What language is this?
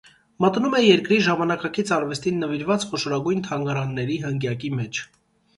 Armenian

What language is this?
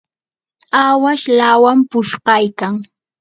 Yanahuanca Pasco Quechua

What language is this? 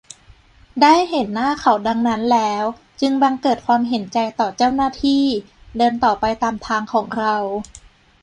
Thai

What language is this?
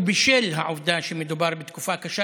Hebrew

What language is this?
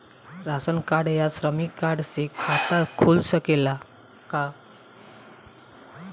Bhojpuri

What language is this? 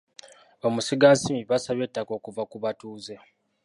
Ganda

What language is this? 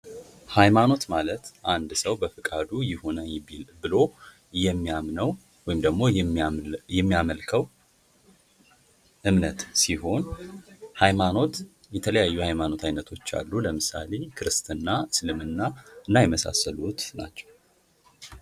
Amharic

